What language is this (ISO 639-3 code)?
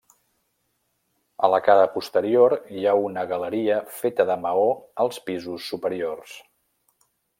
cat